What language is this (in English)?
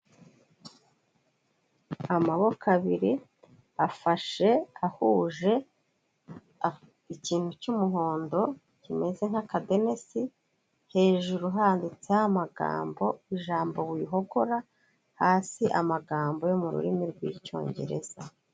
Kinyarwanda